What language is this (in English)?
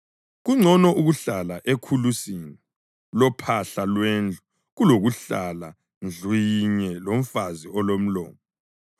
North Ndebele